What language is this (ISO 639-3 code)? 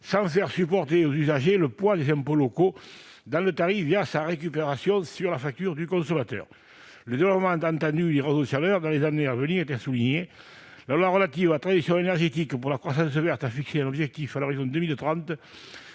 fra